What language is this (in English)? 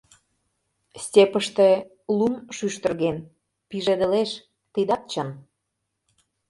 Mari